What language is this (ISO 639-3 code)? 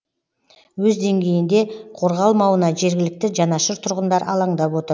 kaz